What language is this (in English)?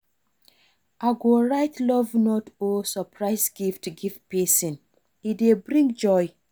Nigerian Pidgin